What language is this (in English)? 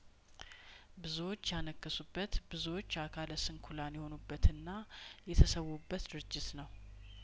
Amharic